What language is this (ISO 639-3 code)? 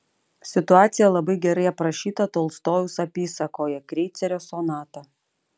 lit